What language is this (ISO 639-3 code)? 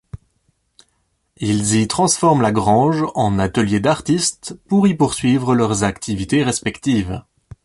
fra